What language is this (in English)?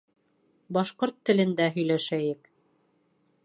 Bashkir